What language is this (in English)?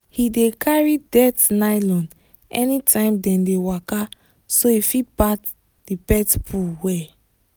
Nigerian Pidgin